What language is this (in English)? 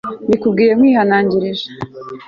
Kinyarwanda